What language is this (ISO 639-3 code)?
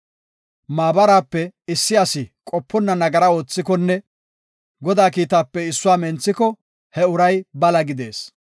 gof